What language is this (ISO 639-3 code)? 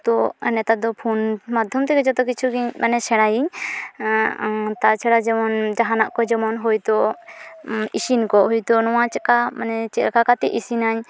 sat